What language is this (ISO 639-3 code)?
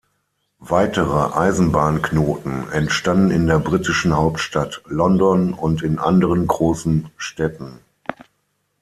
deu